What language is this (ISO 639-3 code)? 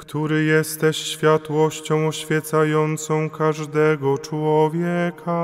pol